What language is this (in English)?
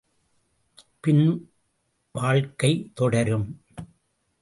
Tamil